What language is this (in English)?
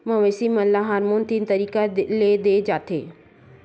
Chhattisgarhi